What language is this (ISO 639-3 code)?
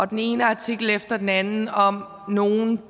dan